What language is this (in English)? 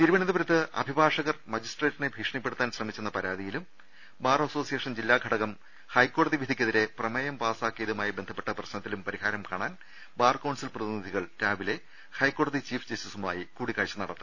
Malayalam